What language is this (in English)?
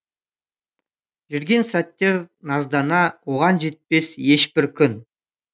Kazakh